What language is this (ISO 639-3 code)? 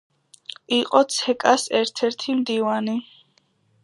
kat